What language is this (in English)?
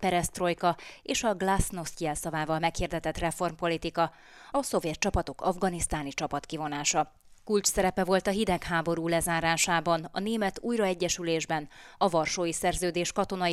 Hungarian